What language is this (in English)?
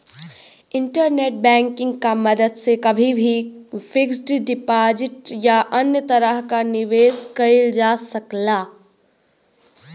Bhojpuri